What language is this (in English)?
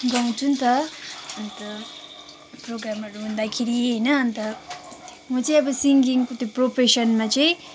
Nepali